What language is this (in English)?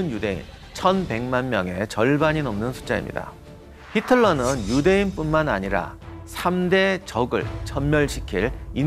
Korean